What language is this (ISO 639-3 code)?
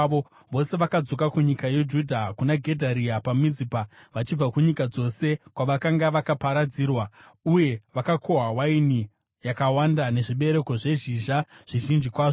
sna